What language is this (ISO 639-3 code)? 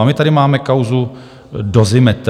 ces